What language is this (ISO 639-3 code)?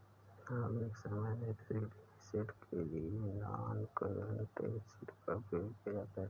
hin